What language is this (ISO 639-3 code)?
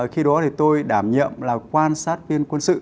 vie